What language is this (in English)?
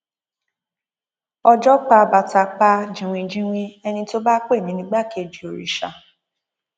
Yoruba